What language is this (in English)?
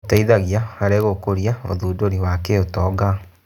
Kikuyu